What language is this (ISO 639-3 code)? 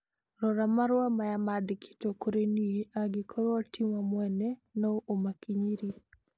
kik